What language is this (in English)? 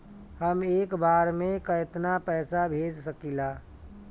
Bhojpuri